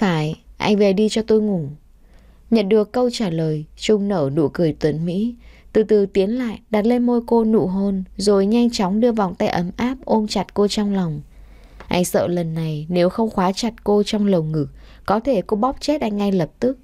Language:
Vietnamese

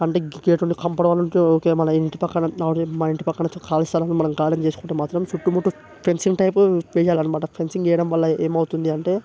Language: Telugu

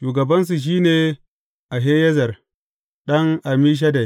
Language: Hausa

